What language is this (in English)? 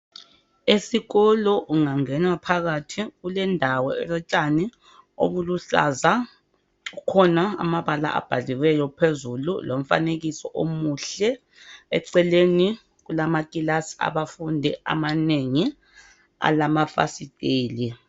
North Ndebele